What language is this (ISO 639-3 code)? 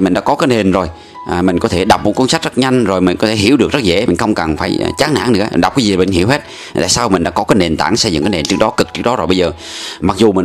vie